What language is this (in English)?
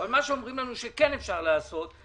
Hebrew